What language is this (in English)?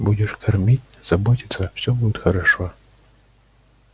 Russian